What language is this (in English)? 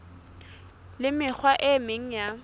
Southern Sotho